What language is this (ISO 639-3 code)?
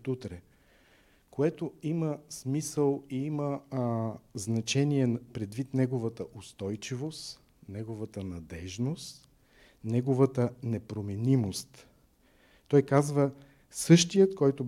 bul